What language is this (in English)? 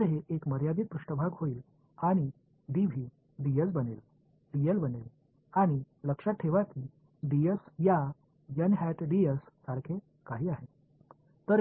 Marathi